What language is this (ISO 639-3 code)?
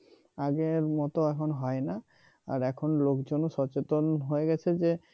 ben